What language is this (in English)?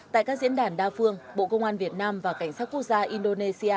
Vietnamese